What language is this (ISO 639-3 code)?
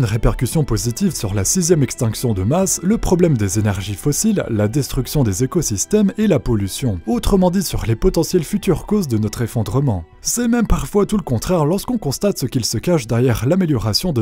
fra